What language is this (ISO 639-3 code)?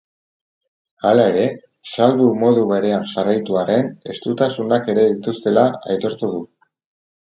eus